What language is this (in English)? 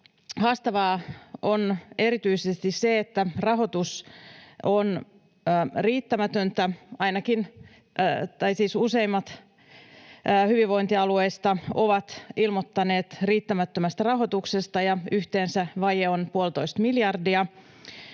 Finnish